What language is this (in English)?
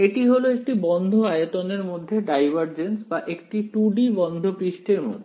Bangla